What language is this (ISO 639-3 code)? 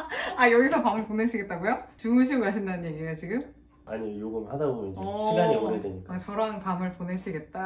kor